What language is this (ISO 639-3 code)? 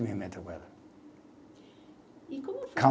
por